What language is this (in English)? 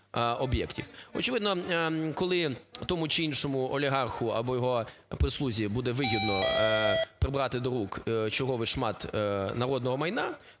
Ukrainian